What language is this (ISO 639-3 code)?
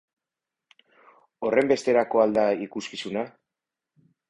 eus